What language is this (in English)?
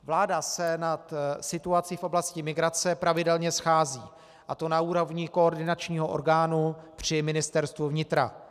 Czech